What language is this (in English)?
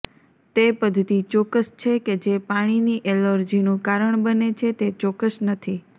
Gujarati